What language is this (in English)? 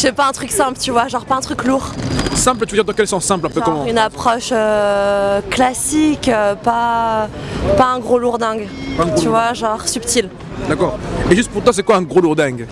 French